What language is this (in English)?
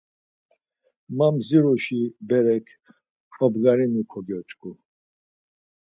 Laz